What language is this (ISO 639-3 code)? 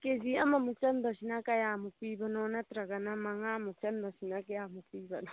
mni